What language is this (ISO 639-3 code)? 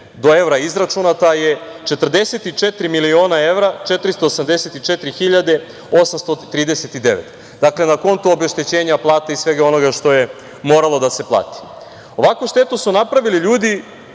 srp